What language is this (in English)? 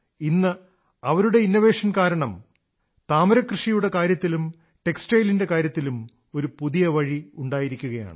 Malayalam